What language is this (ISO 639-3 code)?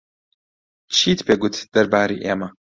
ckb